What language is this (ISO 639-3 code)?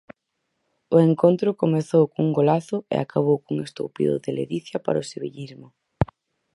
glg